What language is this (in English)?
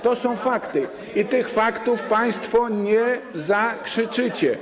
Polish